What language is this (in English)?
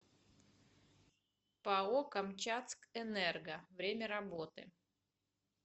Russian